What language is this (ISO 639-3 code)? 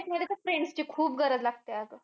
mar